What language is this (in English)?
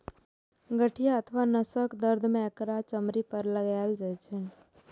Maithili